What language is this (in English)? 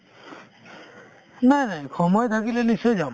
Assamese